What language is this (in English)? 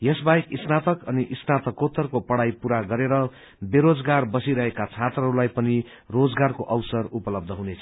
Nepali